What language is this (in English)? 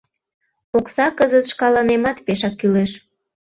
Mari